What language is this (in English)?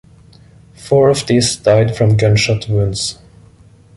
English